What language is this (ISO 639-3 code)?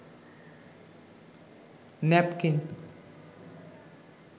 ben